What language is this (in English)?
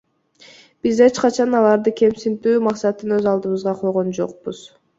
Kyrgyz